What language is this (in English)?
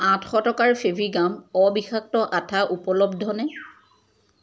Assamese